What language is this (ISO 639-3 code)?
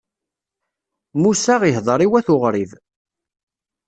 kab